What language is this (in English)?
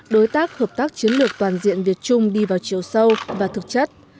Vietnamese